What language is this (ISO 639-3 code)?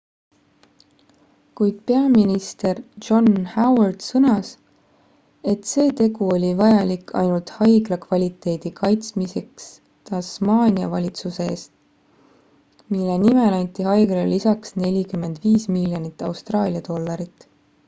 est